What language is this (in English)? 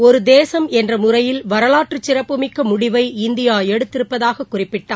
Tamil